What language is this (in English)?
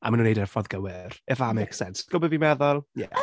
Welsh